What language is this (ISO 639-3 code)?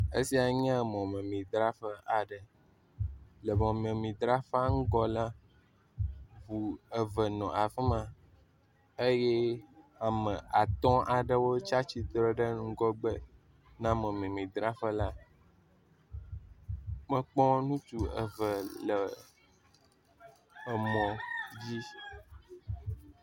ewe